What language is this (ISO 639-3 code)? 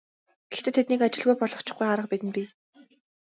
mon